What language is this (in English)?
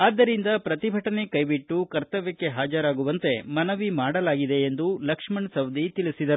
Kannada